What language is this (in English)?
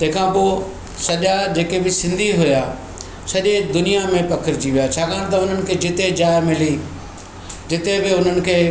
Sindhi